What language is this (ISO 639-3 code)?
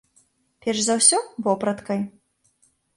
bel